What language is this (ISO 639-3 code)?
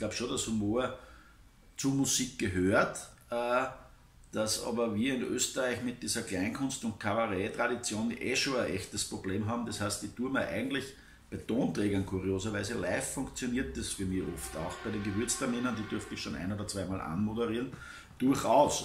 deu